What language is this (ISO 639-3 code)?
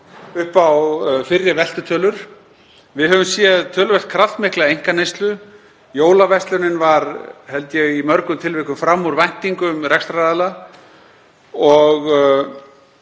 isl